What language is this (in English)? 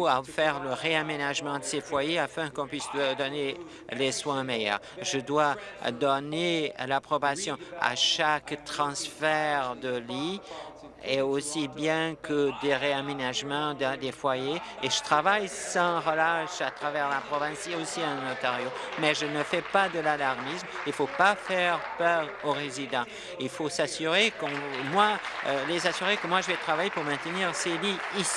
French